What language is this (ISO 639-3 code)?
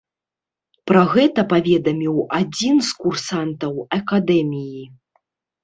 bel